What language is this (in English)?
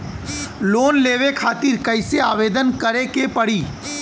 Bhojpuri